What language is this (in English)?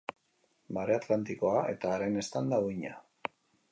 Basque